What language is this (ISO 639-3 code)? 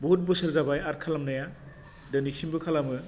brx